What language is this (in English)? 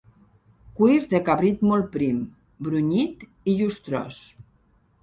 Catalan